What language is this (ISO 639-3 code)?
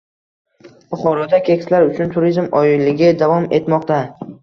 uzb